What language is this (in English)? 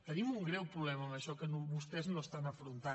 Catalan